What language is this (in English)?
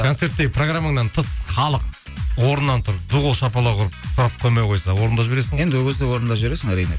Kazakh